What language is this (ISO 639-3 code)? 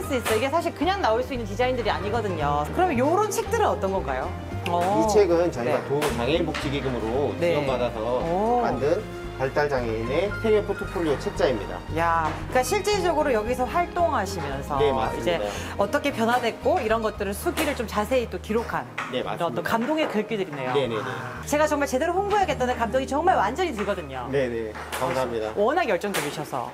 kor